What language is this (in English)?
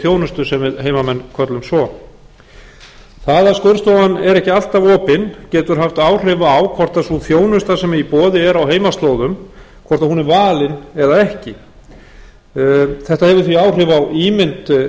Icelandic